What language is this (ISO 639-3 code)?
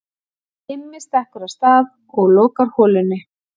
isl